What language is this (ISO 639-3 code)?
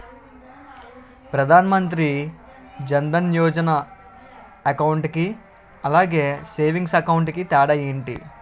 tel